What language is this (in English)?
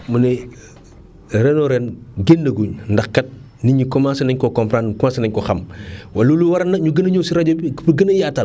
Wolof